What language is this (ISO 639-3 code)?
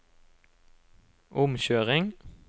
nor